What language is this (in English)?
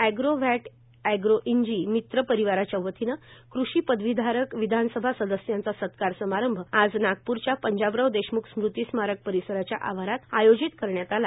Marathi